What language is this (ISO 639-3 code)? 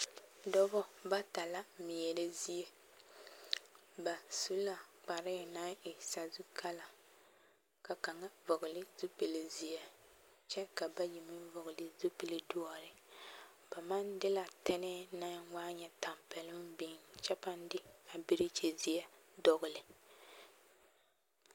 dga